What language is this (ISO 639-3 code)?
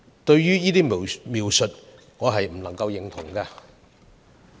yue